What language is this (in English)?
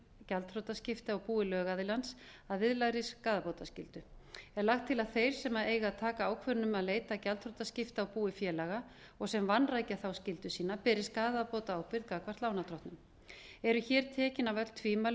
Icelandic